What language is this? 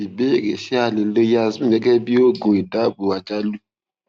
Yoruba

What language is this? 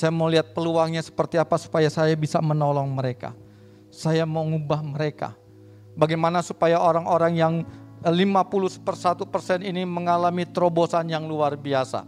Indonesian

